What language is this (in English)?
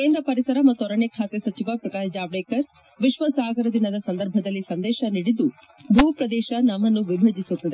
Kannada